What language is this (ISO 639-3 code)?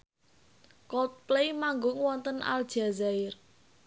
jav